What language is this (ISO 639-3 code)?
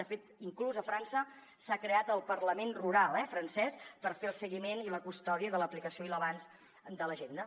cat